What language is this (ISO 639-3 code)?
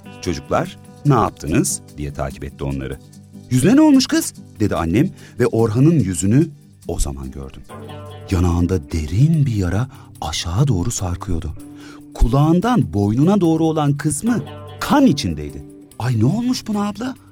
tur